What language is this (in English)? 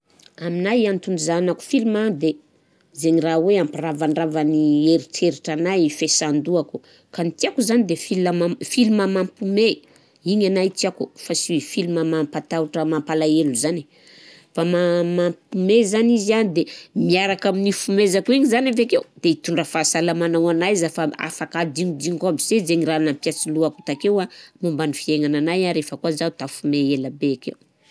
Southern Betsimisaraka Malagasy